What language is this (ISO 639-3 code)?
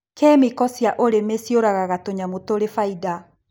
kik